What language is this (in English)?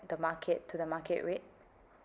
English